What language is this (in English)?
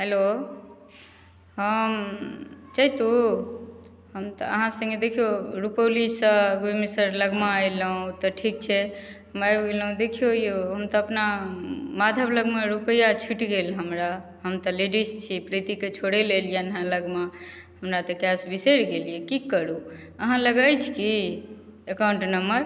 Maithili